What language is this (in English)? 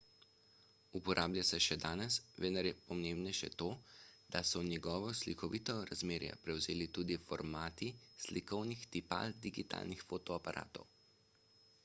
Slovenian